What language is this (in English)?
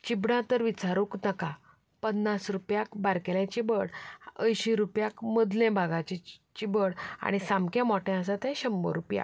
Konkani